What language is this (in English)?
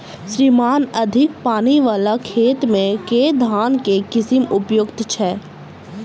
Maithili